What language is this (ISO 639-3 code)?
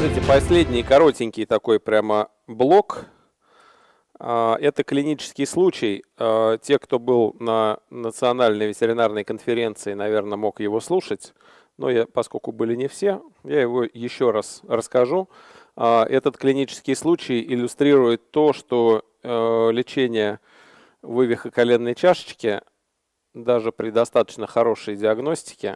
rus